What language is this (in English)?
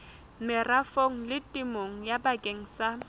Southern Sotho